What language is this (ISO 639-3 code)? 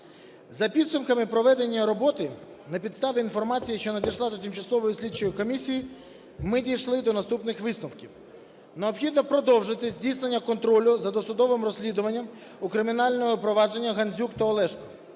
ukr